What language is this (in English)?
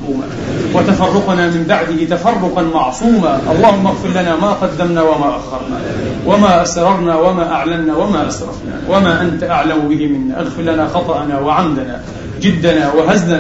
Arabic